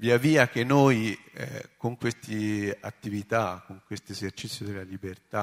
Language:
Italian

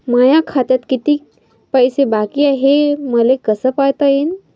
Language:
Marathi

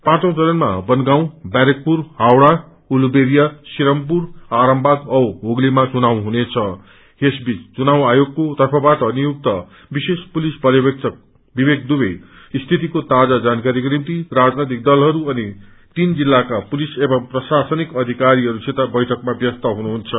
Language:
Nepali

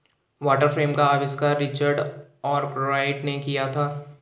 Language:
Hindi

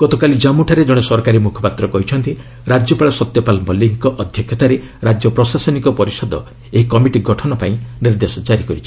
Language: Odia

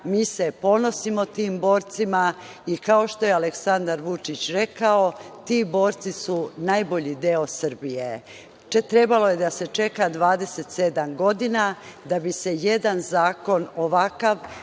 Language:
Serbian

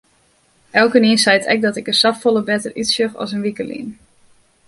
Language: Western Frisian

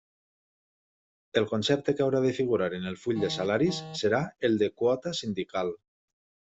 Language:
Catalan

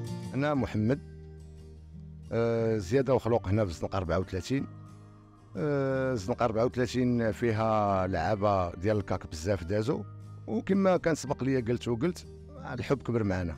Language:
Arabic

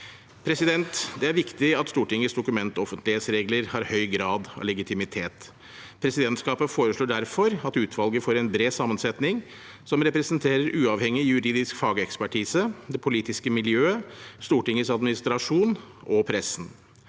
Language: Norwegian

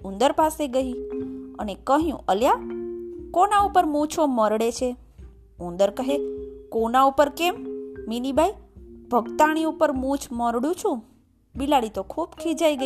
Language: Gujarati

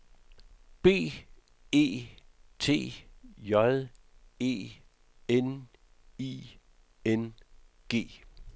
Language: Danish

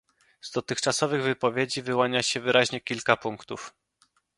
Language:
Polish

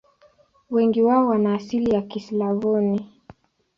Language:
Swahili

